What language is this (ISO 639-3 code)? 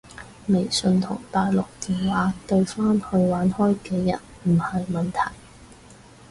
yue